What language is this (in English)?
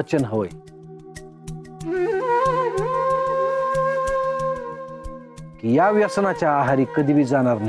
Marathi